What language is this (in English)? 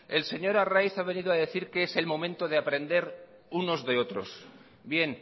Spanish